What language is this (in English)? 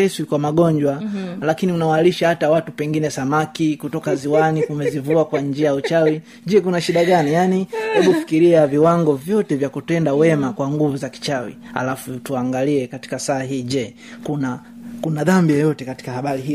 Swahili